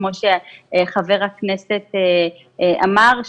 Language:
Hebrew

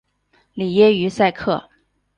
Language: Chinese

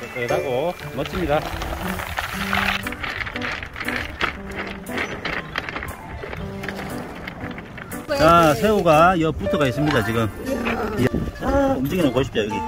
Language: Korean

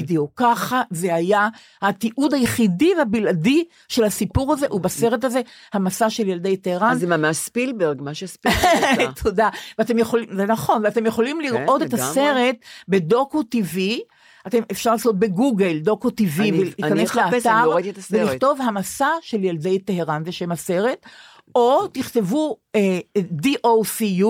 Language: Hebrew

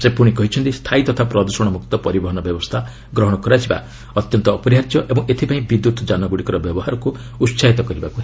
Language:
Odia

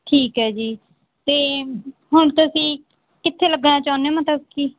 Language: Punjabi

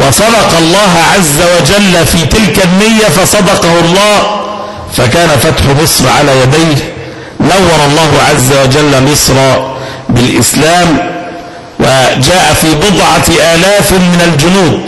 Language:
Arabic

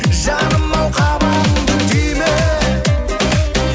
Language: Kazakh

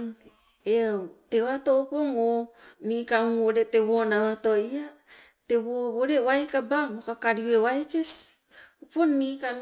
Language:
Sibe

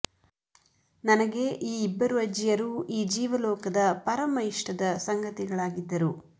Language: Kannada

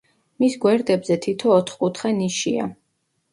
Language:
Georgian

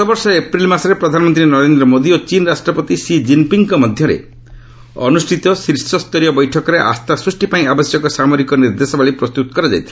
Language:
Odia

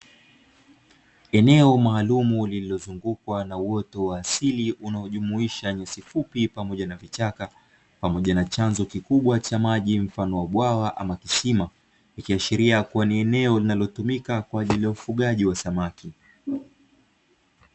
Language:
Swahili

